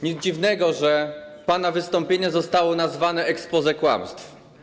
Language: Polish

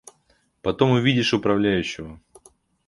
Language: Russian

